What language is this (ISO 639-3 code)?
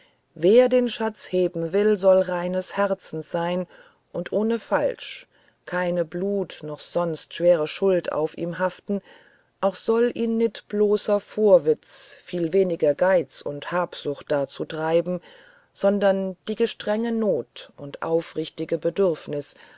deu